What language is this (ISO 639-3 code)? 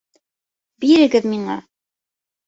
bak